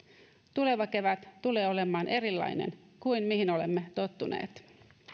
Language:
Finnish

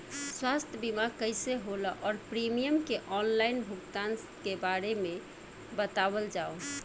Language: Bhojpuri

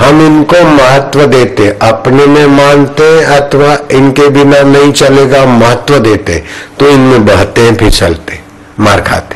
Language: Hindi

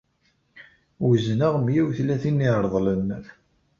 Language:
Kabyle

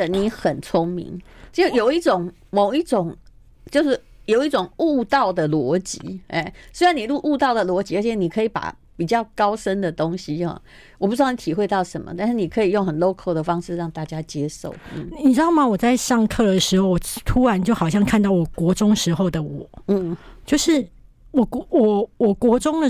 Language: Chinese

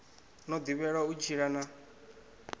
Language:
Venda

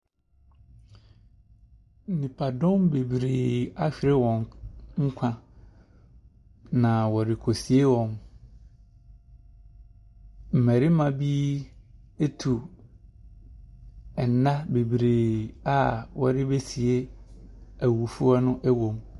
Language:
Akan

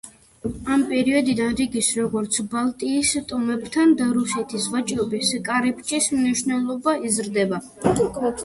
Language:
Georgian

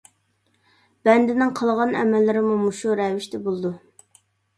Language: Uyghur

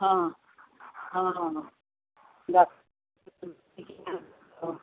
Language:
Odia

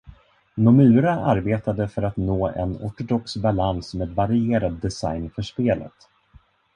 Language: Swedish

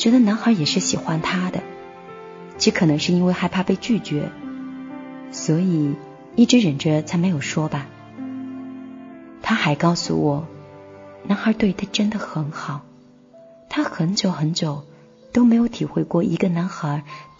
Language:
Chinese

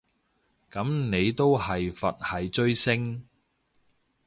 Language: Cantonese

